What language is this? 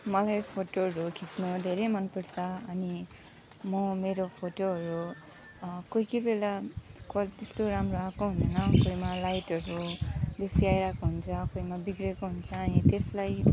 Nepali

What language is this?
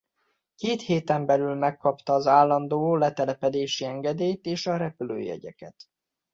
Hungarian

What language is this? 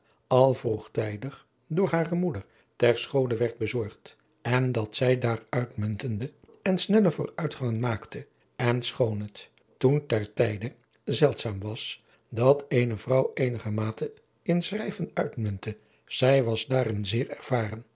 Dutch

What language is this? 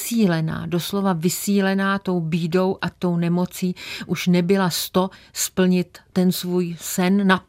Czech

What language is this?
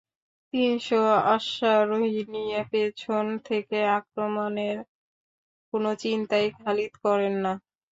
Bangla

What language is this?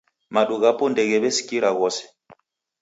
Taita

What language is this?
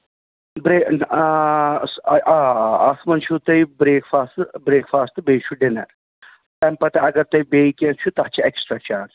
Kashmiri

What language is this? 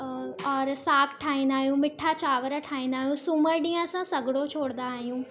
Sindhi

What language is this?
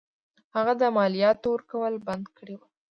Pashto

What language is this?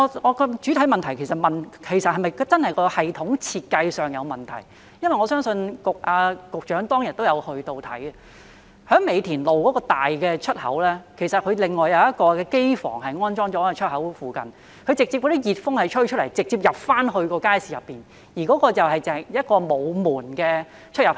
Cantonese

